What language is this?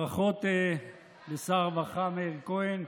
Hebrew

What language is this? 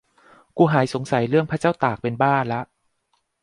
Thai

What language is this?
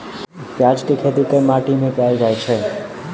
Maithili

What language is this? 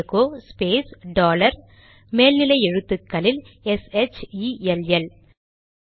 Tamil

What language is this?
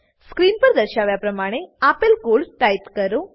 Gujarati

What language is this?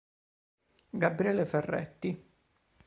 Italian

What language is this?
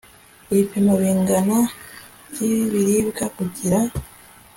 Kinyarwanda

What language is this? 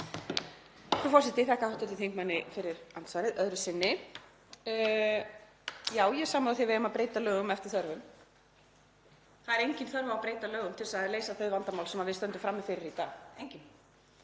Icelandic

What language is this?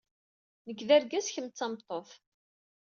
Kabyle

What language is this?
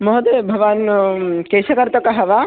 Sanskrit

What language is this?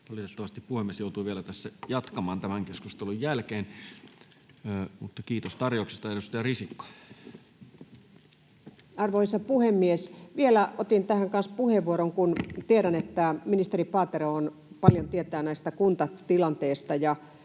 Finnish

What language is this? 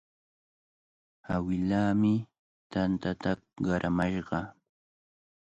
Cajatambo North Lima Quechua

